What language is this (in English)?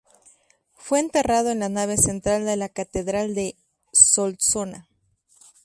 Spanish